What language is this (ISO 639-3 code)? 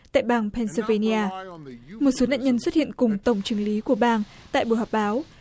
vie